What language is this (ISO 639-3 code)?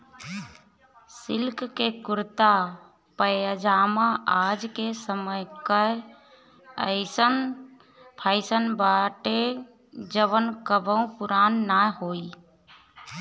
bho